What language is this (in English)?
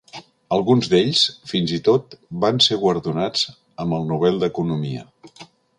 Catalan